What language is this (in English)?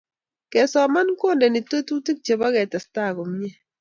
Kalenjin